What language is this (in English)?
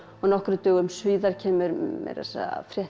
Icelandic